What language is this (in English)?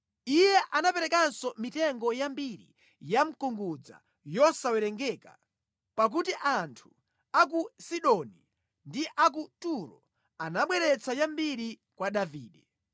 Nyanja